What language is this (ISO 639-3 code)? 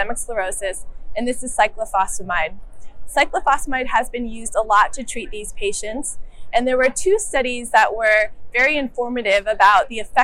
eng